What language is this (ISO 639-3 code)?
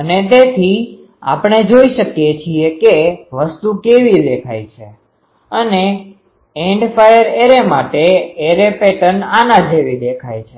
guj